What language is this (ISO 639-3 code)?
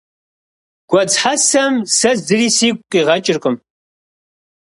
kbd